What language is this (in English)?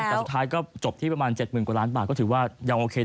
Thai